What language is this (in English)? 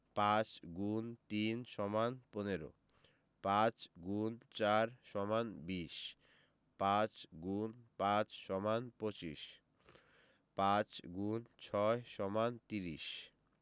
Bangla